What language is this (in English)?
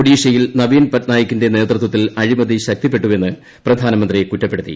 Malayalam